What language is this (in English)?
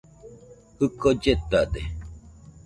Nüpode Huitoto